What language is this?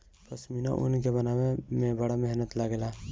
Bhojpuri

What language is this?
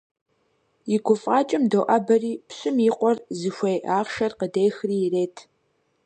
Kabardian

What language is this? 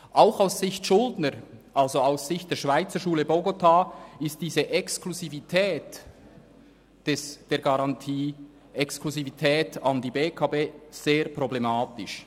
Swiss German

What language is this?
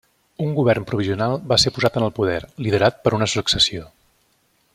Catalan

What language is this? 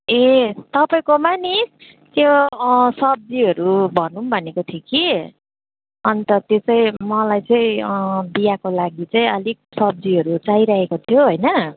Nepali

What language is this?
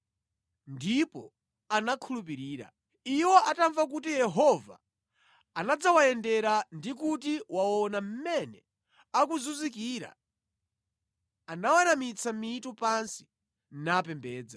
Nyanja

